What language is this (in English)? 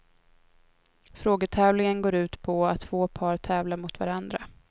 Swedish